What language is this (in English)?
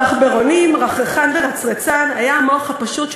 Hebrew